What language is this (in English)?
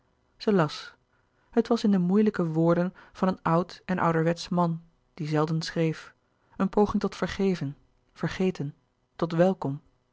Dutch